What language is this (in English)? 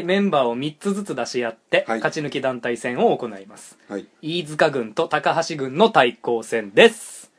Japanese